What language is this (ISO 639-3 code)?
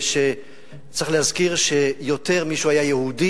heb